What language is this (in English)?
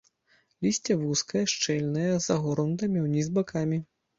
Belarusian